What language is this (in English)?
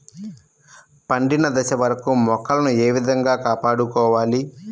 Telugu